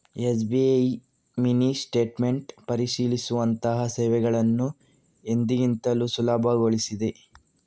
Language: Kannada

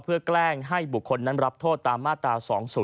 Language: Thai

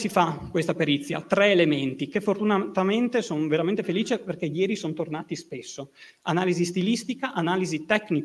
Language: Italian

